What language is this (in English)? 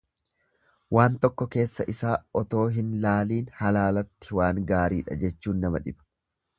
Oromo